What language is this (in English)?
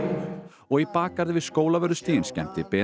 Icelandic